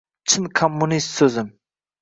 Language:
Uzbek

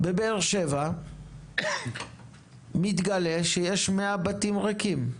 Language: Hebrew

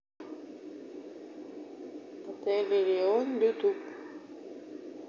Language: Russian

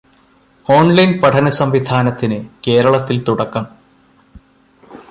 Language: Malayalam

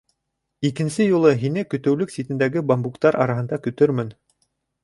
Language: Bashkir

